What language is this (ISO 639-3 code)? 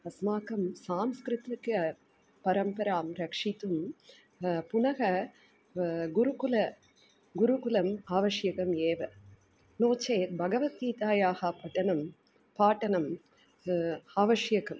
san